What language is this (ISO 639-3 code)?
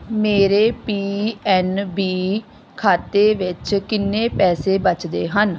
pan